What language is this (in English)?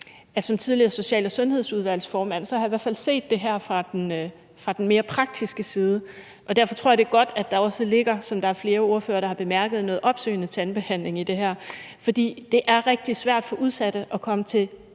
Danish